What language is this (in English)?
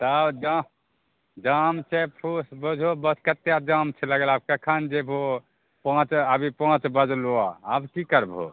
Maithili